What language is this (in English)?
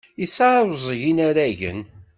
Kabyle